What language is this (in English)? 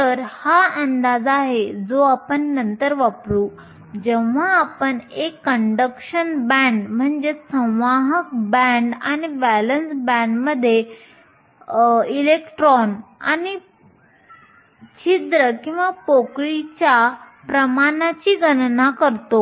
Marathi